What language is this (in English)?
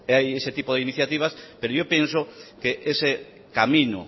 Spanish